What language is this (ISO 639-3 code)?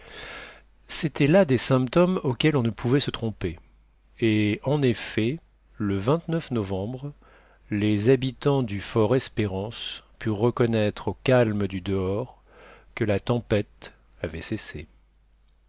fra